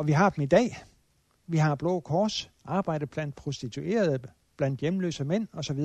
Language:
Danish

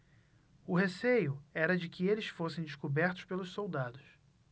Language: Portuguese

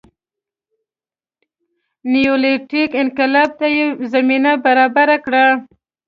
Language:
Pashto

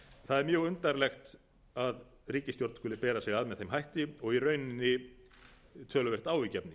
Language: Icelandic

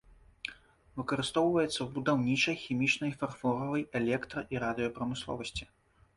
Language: Belarusian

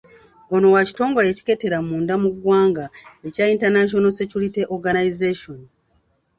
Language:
Ganda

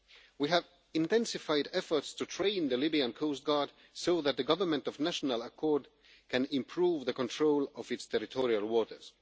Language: English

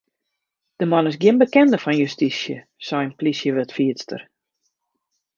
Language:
Western Frisian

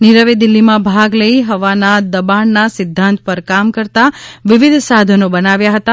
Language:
Gujarati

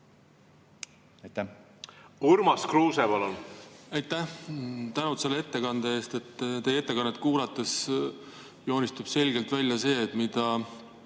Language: Estonian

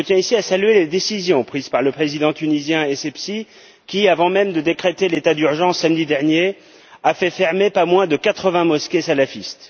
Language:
French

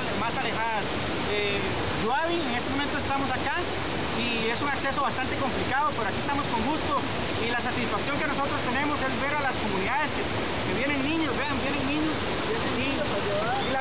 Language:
Spanish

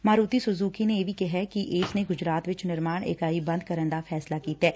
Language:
Punjabi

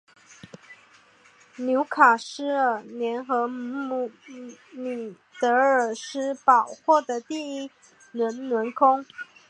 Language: Chinese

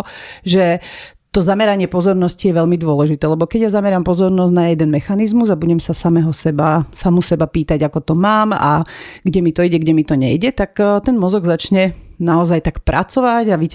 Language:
Slovak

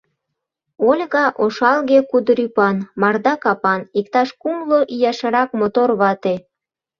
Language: Mari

